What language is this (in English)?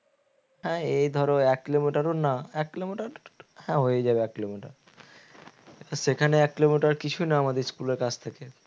Bangla